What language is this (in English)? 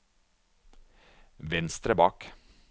Norwegian